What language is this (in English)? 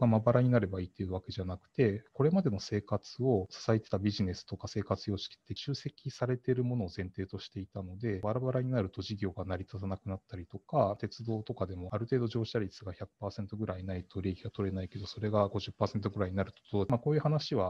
Japanese